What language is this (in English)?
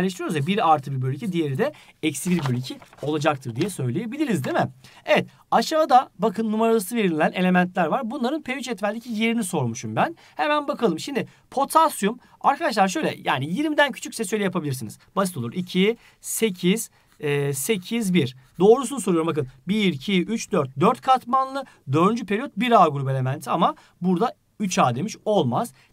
Turkish